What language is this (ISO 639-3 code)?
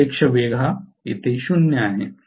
mar